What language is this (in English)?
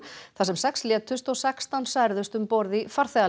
Icelandic